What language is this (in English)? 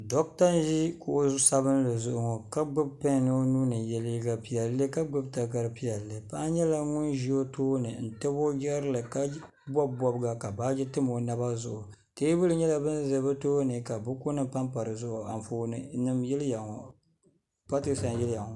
Dagbani